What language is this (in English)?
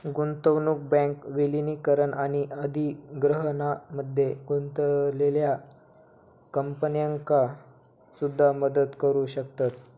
Marathi